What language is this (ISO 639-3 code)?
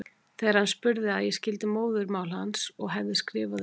isl